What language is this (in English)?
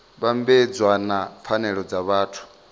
Venda